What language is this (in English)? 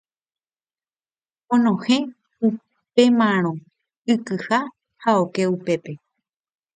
Guarani